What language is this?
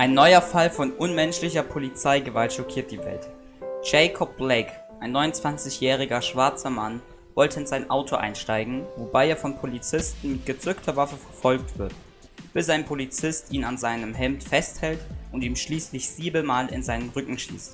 German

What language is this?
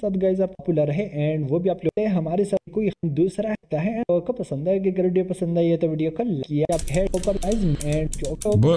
Romanian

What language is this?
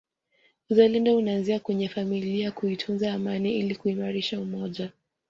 Swahili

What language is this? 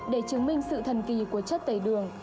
Vietnamese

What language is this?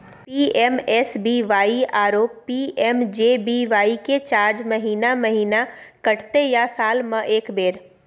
Maithili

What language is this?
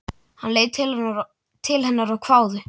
Icelandic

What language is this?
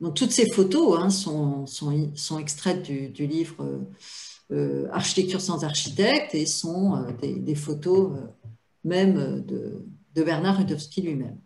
French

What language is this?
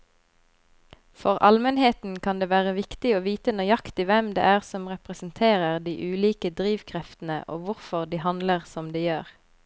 Norwegian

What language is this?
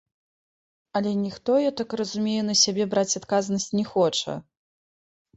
Belarusian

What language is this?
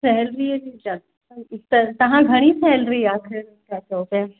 Sindhi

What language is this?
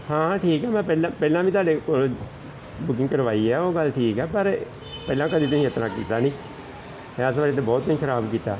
Punjabi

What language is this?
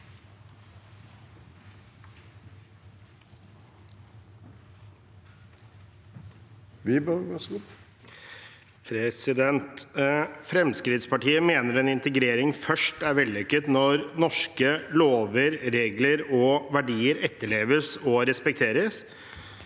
Norwegian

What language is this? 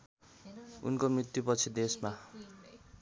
Nepali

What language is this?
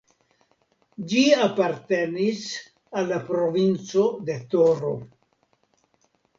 Esperanto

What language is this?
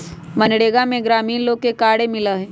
Magahi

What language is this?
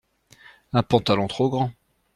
French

